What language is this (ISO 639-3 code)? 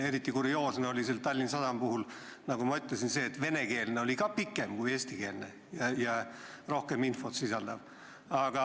est